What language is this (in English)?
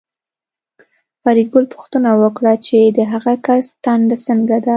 Pashto